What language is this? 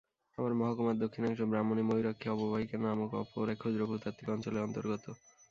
Bangla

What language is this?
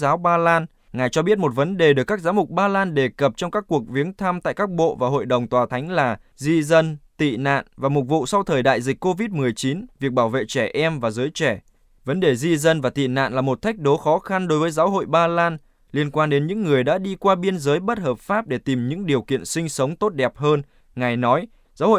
Vietnamese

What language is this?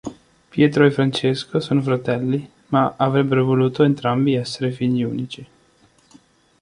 Italian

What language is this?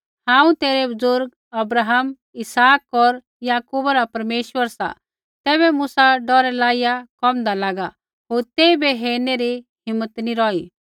Kullu Pahari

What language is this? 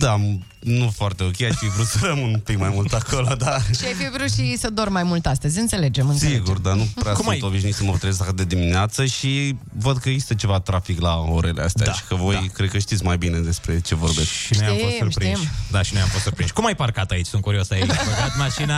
Romanian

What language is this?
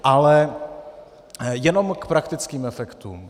Czech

